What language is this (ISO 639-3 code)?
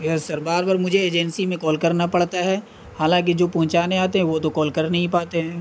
urd